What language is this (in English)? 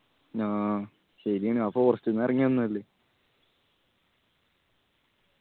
Malayalam